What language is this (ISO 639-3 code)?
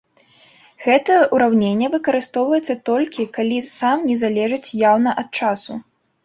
bel